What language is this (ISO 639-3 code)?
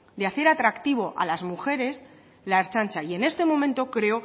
spa